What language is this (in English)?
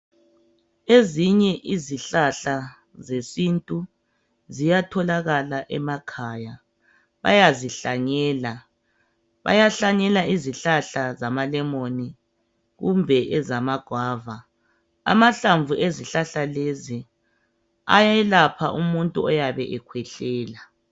North Ndebele